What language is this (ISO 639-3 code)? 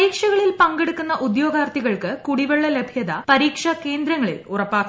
mal